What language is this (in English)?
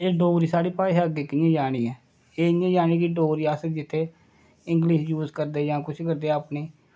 Dogri